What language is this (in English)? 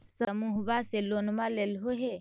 Magahi